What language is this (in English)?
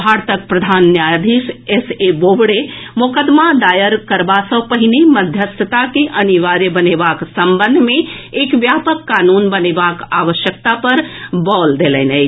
Maithili